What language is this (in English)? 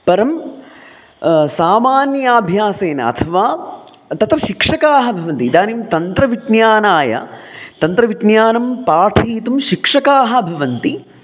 Sanskrit